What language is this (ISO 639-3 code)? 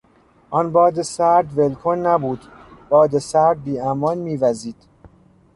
fas